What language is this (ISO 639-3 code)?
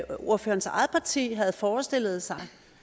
dan